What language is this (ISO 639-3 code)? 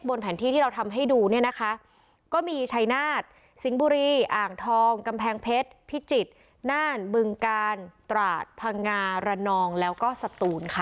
tha